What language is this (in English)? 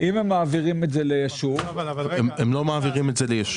Hebrew